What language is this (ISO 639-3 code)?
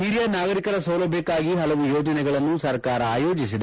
kan